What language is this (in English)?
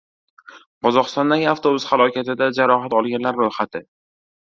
Uzbek